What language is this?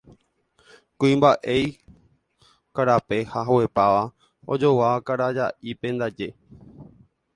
Guarani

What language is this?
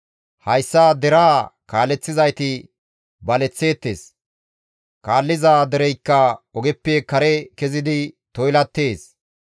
Gamo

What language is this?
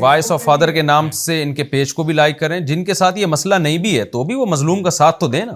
Urdu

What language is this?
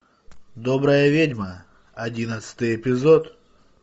Russian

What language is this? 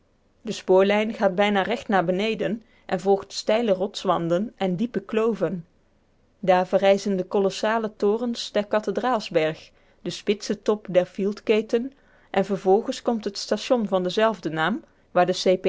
Dutch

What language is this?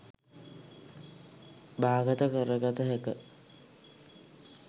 Sinhala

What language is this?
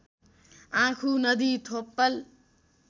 Nepali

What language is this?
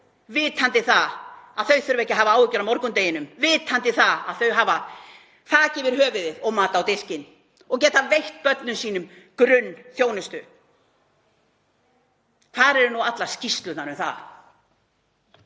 Icelandic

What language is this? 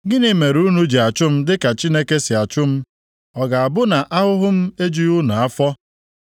Igbo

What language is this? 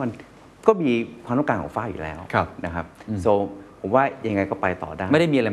Thai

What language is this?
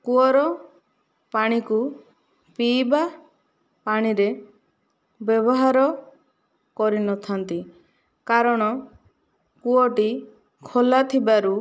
Odia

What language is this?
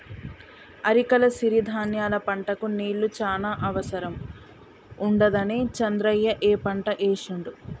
Telugu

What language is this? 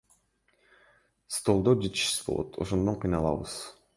Kyrgyz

